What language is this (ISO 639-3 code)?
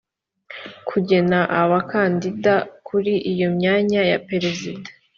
kin